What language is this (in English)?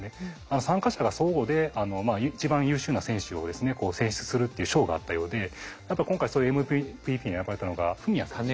Japanese